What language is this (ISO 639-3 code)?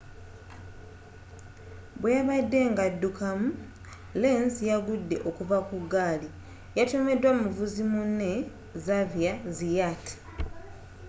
lug